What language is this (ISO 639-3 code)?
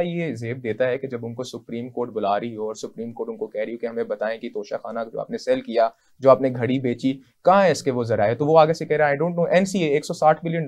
hin